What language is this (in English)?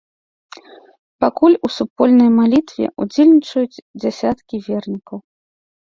Belarusian